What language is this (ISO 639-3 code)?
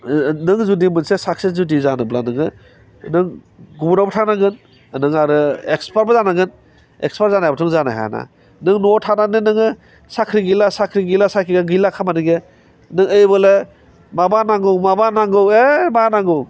brx